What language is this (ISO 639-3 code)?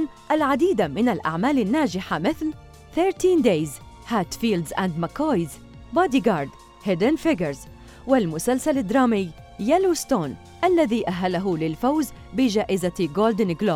ara